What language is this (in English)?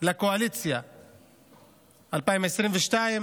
Hebrew